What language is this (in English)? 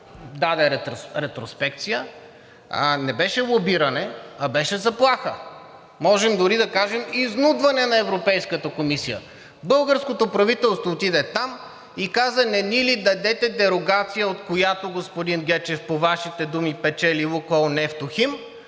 Bulgarian